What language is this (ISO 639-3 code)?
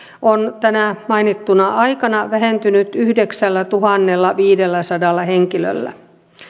fin